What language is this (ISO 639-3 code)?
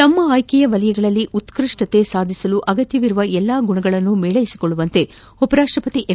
kan